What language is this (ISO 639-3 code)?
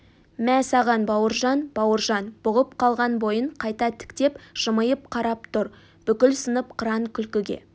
kaz